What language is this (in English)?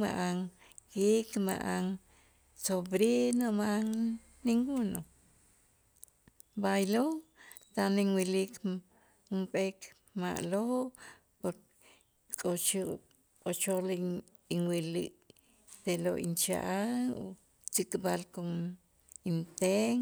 Itzá